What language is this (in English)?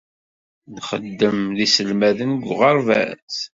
Kabyle